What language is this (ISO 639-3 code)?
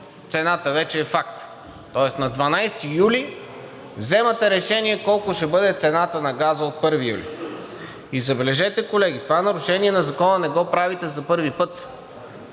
bul